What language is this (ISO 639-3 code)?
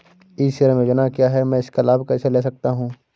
hin